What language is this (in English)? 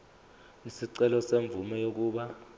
Zulu